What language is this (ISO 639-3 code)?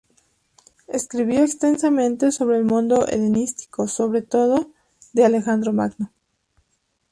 spa